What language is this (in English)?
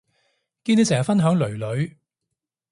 Cantonese